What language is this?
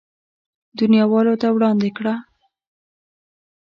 Pashto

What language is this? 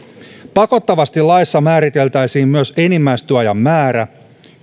Finnish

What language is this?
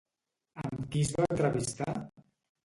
Catalan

